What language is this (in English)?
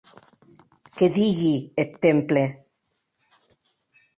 Occitan